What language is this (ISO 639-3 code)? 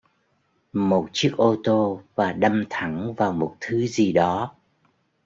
vie